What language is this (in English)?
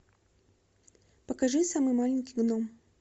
Russian